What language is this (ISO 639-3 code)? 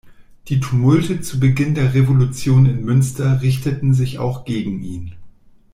deu